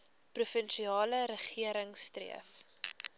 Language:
Afrikaans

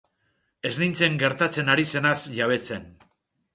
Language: Basque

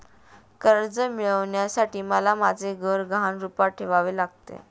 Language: Marathi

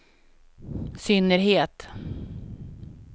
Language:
Swedish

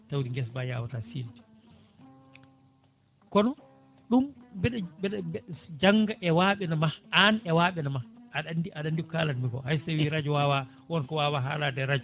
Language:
Fula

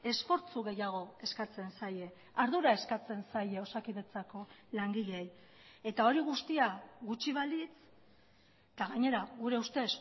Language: Basque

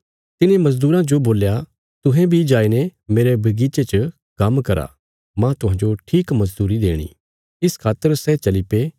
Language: Bilaspuri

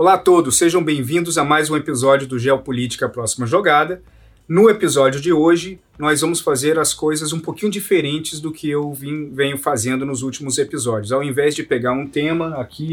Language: Portuguese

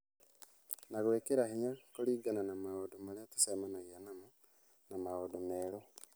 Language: Kikuyu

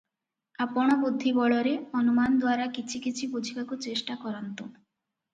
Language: Odia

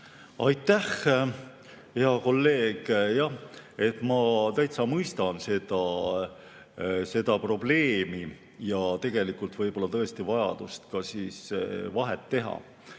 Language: Estonian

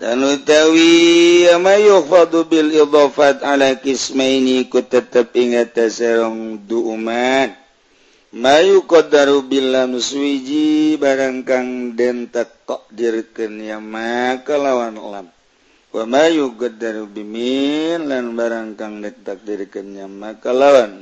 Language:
Indonesian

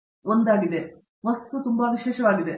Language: Kannada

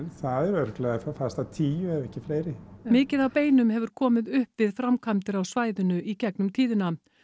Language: Icelandic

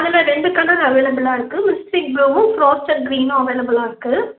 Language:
Tamil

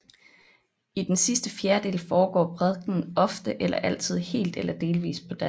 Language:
Danish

